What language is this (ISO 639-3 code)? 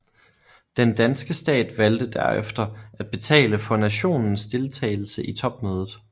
dan